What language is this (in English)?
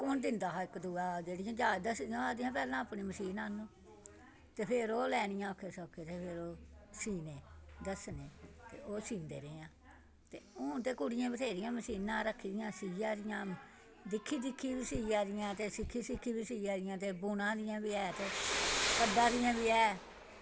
Dogri